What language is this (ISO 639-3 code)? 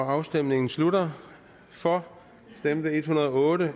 dan